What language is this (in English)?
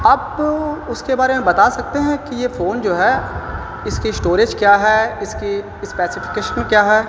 Urdu